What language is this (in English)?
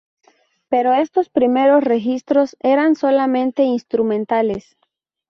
Spanish